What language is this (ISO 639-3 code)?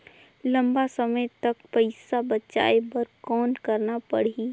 hne